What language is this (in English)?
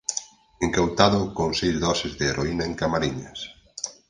Galician